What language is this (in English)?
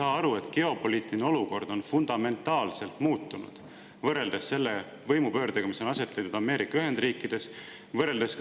Estonian